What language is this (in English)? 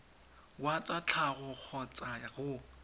Tswana